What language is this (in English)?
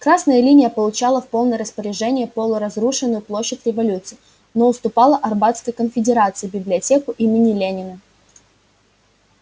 Russian